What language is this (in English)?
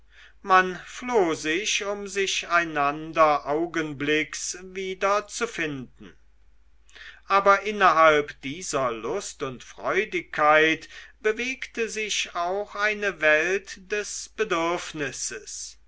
German